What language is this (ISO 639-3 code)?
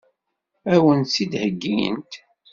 kab